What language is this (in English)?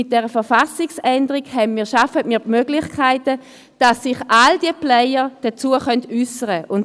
Swiss German